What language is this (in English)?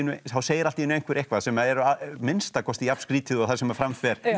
Icelandic